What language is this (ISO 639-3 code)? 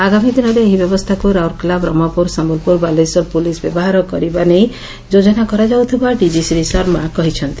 ori